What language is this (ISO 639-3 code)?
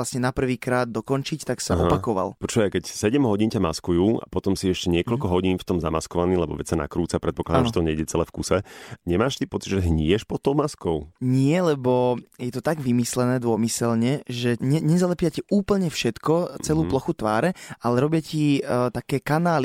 slk